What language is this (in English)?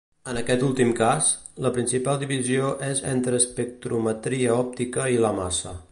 Catalan